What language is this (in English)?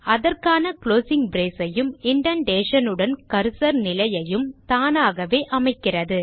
Tamil